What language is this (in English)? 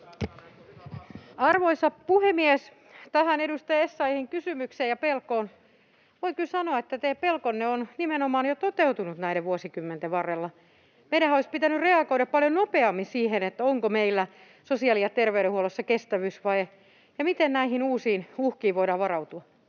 Finnish